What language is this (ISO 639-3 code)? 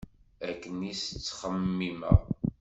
kab